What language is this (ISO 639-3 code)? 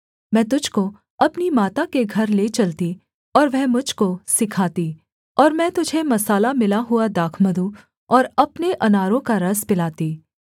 hin